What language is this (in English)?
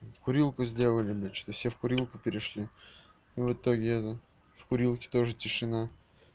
Russian